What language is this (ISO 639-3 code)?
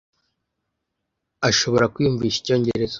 kin